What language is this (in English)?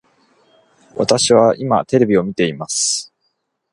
Japanese